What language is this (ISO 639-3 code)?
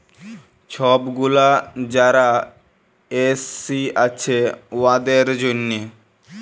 ben